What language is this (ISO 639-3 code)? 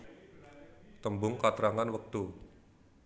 jav